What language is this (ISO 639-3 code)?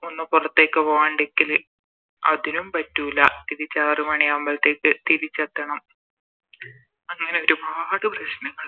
mal